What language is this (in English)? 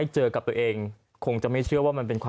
Thai